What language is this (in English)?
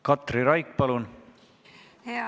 Estonian